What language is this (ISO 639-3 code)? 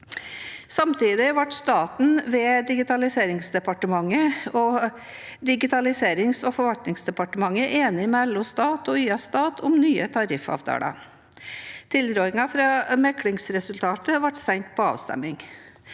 nor